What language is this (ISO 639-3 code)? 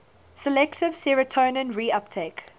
eng